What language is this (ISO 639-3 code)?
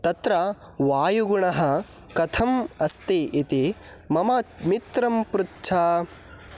san